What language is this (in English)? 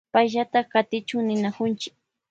Loja Highland Quichua